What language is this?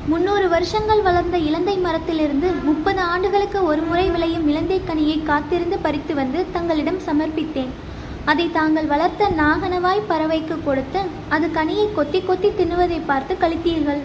Tamil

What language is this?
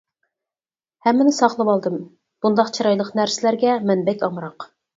Uyghur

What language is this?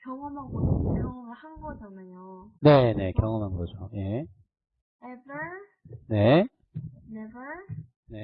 Korean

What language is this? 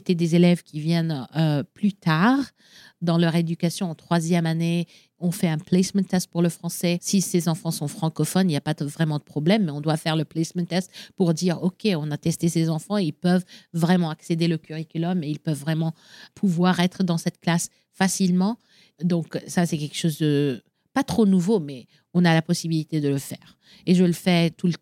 French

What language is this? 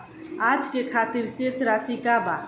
Bhojpuri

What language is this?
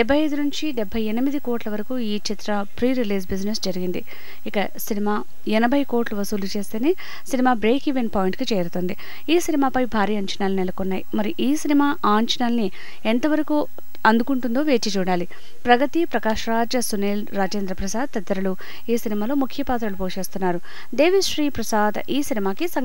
Telugu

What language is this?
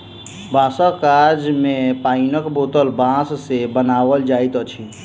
Maithili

